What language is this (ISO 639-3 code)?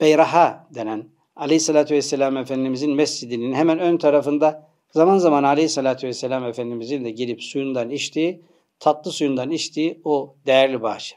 tur